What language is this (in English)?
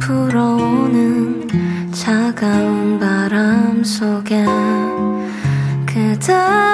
Korean